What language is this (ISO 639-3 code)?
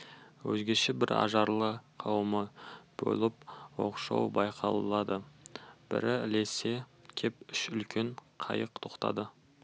kaz